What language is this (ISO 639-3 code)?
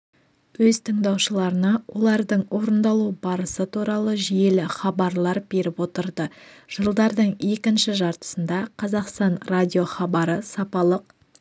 kaz